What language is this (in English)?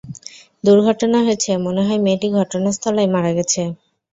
Bangla